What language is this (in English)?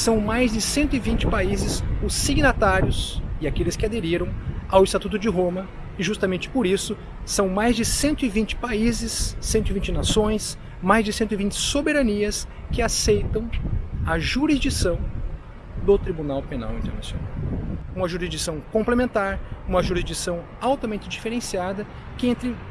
Portuguese